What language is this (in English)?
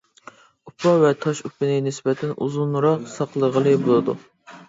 Uyghur